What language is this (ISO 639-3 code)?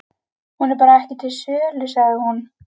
isl